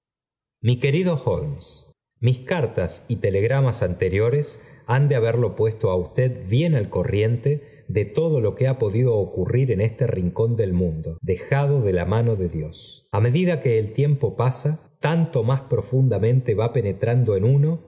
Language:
Spanish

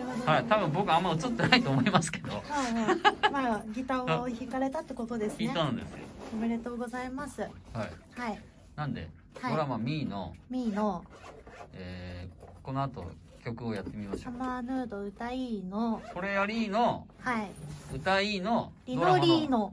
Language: Japanese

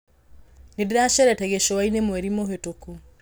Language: Kikuyu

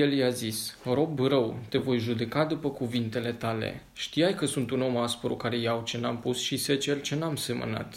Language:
Romanian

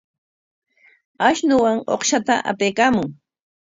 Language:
Corongo Ancash Quechua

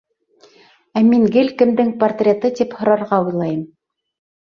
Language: Bashkir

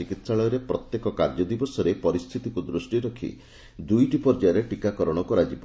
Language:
Odia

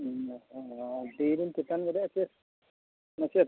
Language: Santali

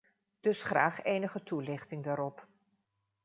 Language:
Dutch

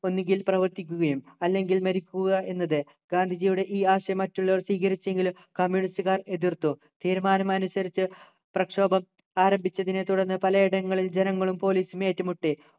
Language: Malayalam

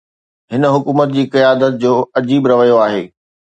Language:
Sindhi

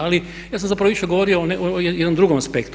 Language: Croatian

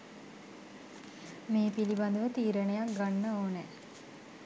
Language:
Sinhala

